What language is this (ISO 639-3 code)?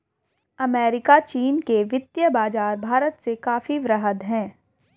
hin